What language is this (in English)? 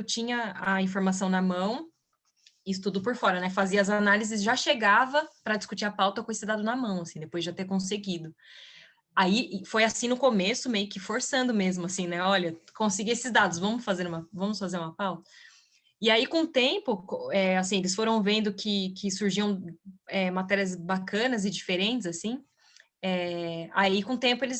Portuguese